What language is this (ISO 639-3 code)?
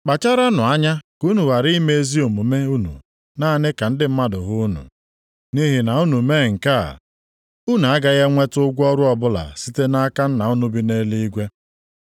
ibo